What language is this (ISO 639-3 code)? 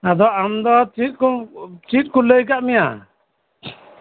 sat